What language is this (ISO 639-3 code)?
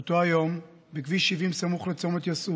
heb